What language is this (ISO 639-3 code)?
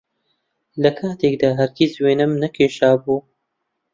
ckb